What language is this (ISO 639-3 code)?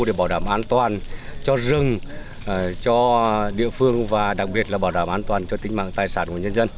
vie